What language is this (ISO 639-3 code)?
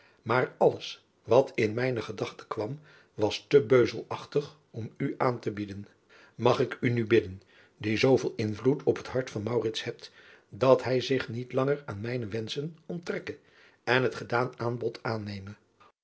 nld